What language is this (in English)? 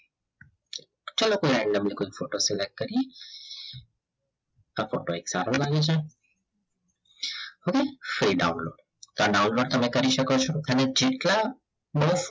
Gujarati